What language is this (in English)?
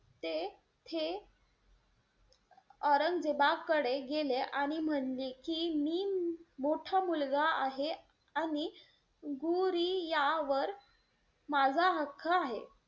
Marathi